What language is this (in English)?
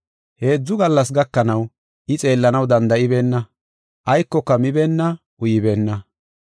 Gofa